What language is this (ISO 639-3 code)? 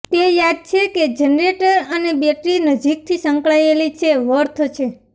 guj